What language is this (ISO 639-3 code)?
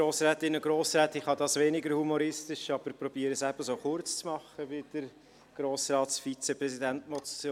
gsw